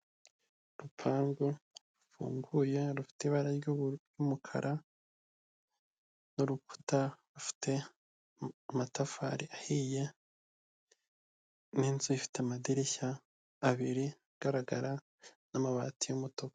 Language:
Kinyarwanda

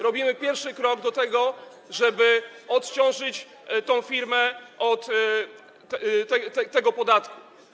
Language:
Polish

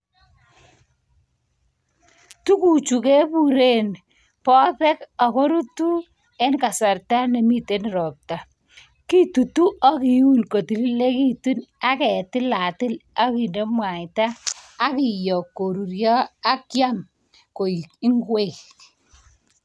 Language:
Kalenjin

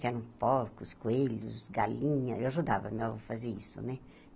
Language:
Portuguese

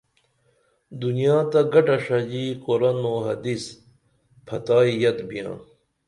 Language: Dameli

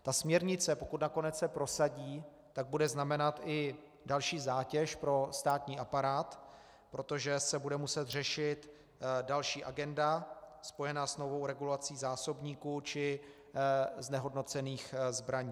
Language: Czech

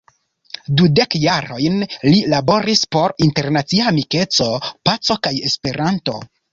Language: Esperanto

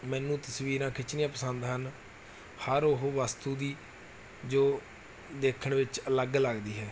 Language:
Punjabi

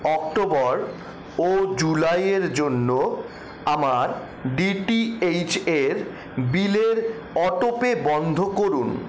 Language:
Bangla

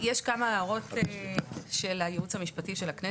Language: Hebrew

